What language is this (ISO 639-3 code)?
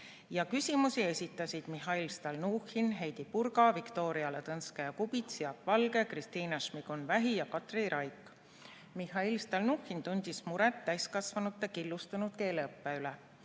est